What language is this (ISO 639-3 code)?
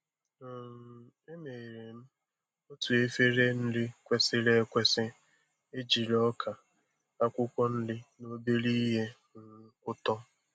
ibo